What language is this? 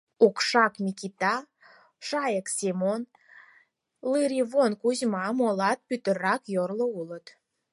Mari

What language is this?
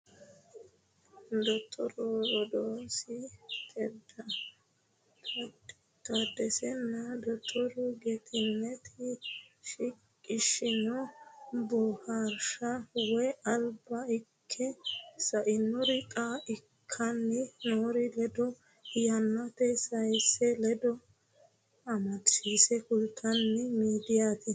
Sidamo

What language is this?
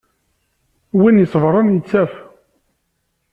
Kabyle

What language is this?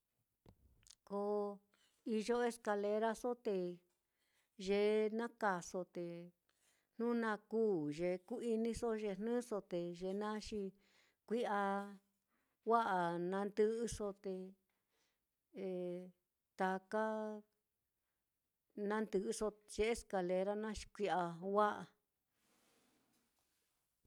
Mitlatongo Mixtec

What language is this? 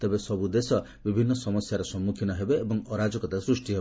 Odia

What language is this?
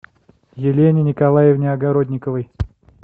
Russian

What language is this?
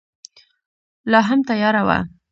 Pashto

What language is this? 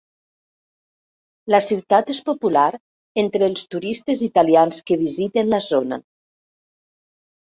Catalan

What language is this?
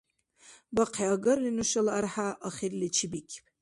Dargwa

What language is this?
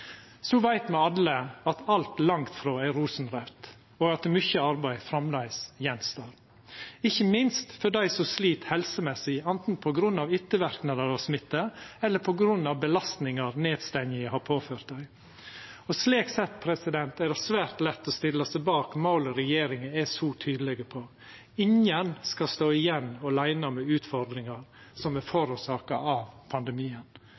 Norwegian Nynorsk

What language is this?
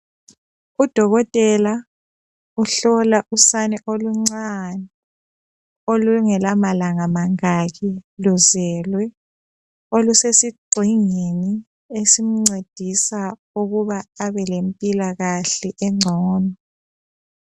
North Ndebele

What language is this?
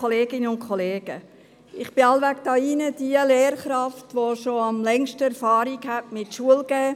Swiss German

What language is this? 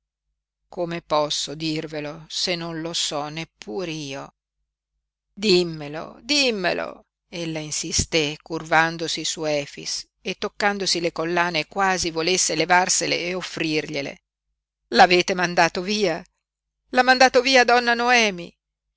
Italian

